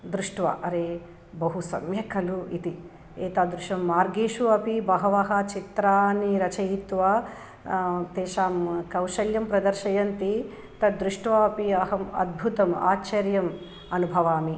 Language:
Sanskrit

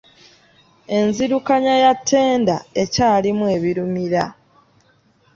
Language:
Ganda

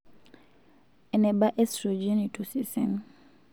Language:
Masai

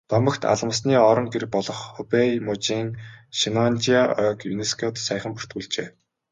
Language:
Mongolian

